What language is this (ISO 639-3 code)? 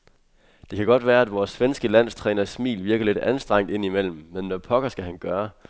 dan